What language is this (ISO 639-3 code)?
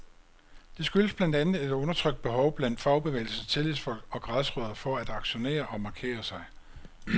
dan